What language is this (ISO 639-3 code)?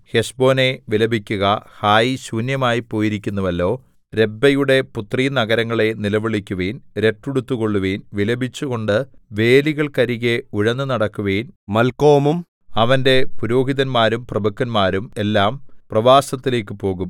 mal